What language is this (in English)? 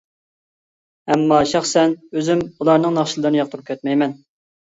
Uyghur